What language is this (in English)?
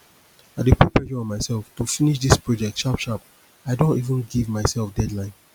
Nigerian Pidgin